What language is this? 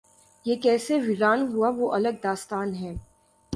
Urdu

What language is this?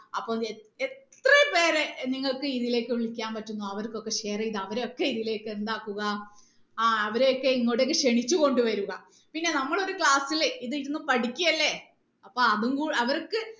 Malayalam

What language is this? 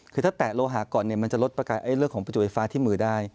Thai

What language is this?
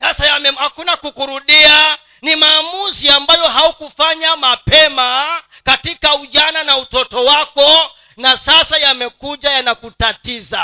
Swahili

